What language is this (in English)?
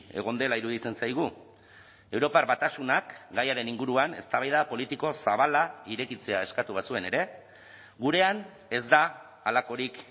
Basque